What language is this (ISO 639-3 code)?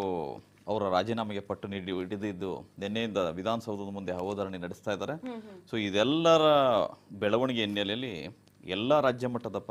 ron